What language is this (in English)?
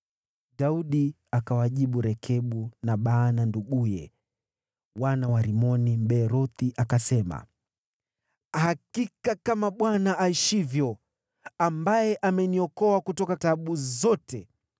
Swahili